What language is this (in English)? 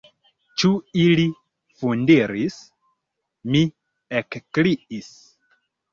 Esperanto